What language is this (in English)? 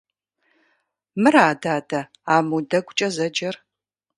Kabardian